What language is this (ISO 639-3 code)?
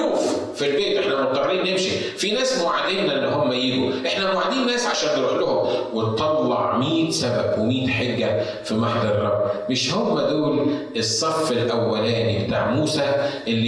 ara